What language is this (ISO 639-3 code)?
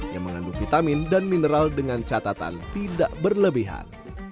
ind